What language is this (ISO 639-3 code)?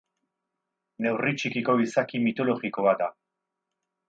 eus